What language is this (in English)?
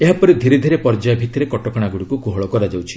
Odia